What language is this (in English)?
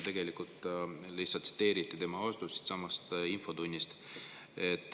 Estonian